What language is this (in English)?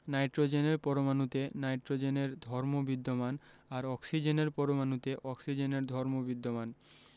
Bangla